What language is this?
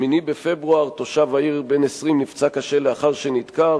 Hebrew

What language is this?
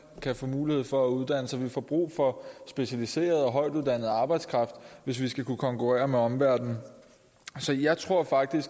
Danish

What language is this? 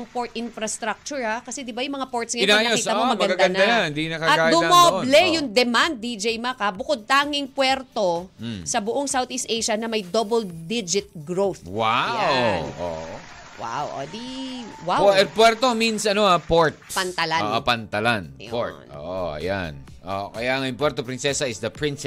Filipino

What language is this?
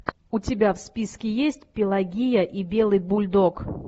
Russian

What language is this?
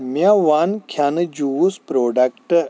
Kashmiri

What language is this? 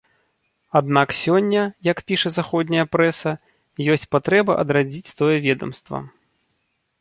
Belarusian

